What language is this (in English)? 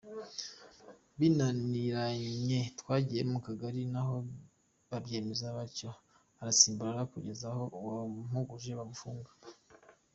Kinyarwanda